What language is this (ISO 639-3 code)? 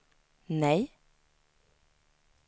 swe